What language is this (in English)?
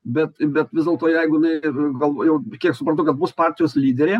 Lithuanian